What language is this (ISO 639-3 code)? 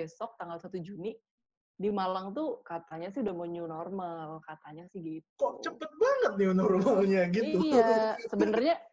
ind